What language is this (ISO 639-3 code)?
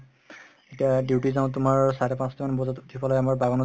asm